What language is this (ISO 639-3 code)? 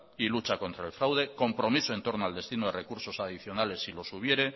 spa